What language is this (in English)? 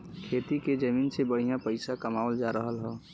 Bhojpuri